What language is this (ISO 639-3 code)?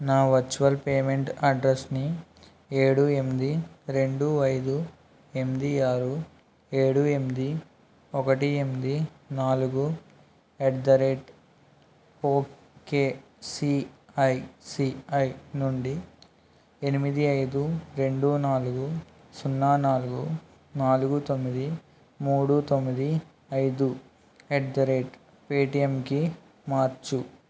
tel